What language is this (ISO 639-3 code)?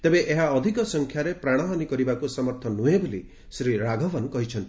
ori